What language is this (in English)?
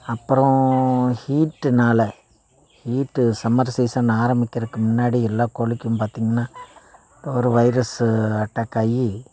Tamil